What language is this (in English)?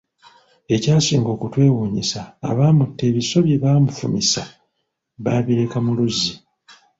Ganda